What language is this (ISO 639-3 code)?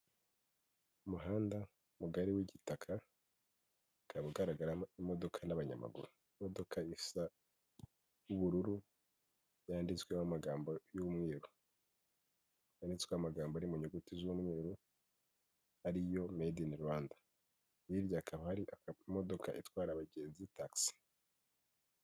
kin